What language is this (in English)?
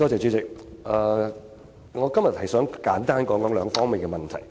Cantonese